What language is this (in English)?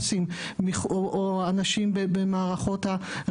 Hebrew